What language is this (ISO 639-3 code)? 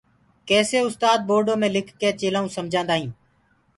ggg